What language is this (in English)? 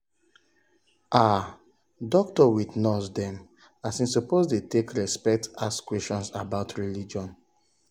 Nigerian Pidgin